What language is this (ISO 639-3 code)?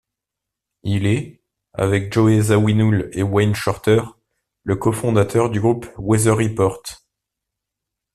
fra